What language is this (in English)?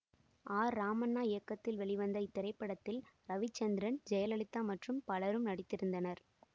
Tamil